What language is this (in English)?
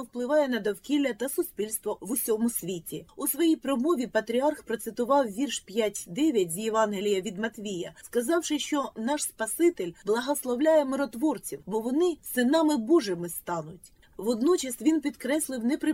Ukrainian